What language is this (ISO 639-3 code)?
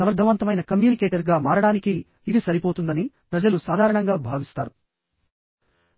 tel